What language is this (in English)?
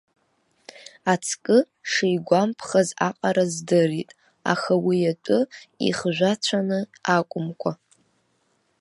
Abkhazian